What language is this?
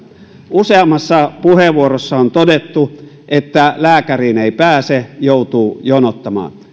Finnish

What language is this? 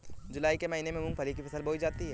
Hindi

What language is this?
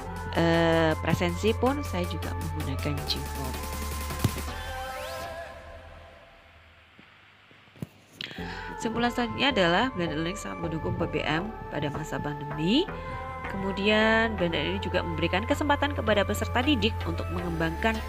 Indonesian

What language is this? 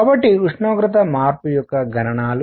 Telugu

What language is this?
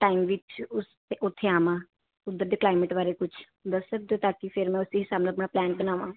Punjabi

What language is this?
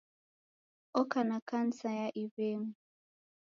Taita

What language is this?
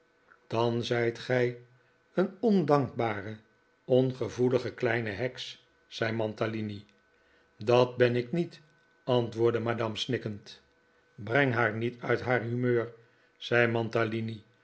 Dutch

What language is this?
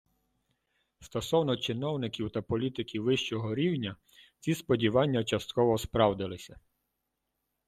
Ukrainian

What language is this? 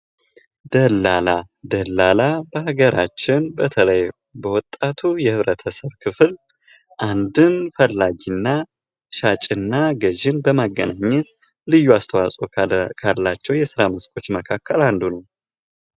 Amharic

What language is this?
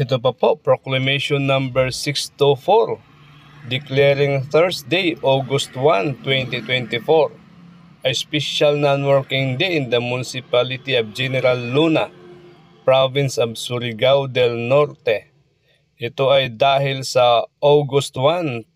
Filipino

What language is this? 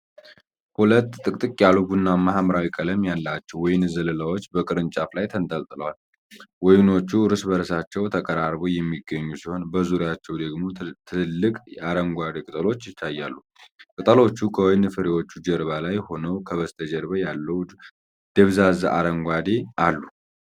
Amharic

